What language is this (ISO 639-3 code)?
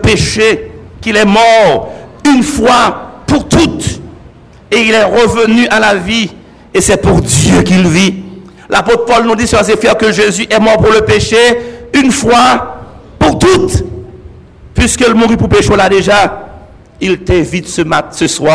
fra